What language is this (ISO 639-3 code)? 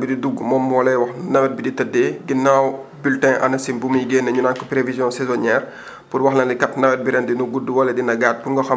wol